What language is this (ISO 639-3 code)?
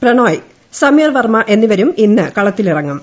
mal